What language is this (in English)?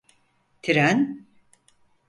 Turkish